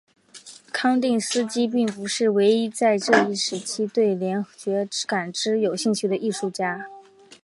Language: Chinese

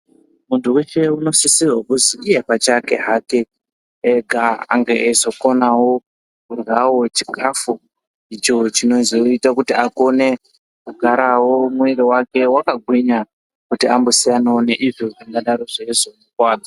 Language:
Ndau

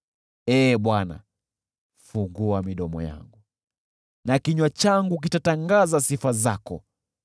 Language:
Swahili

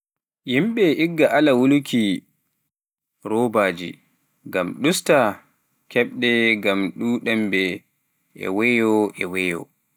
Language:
Pular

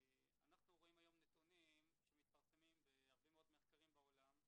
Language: Hebrew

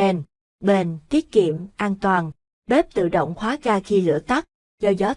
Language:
Vietnamese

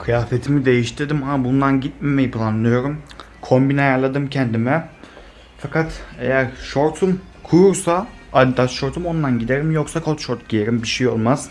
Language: Turkish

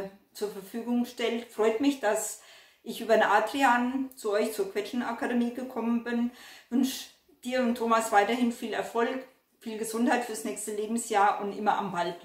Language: German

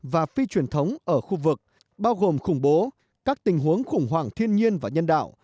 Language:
Vietnamese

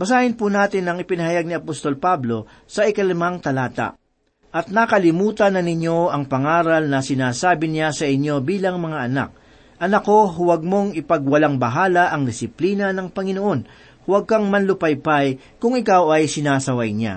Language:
Filipino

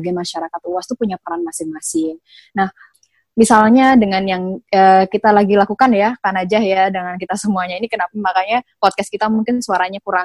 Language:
Indonesian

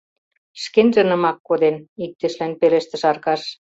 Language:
Mari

